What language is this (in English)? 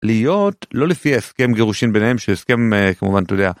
Hebrew